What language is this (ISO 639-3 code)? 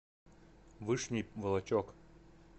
rus